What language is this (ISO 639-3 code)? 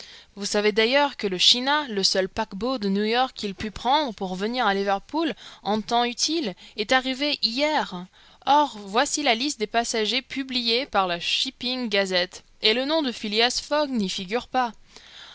fra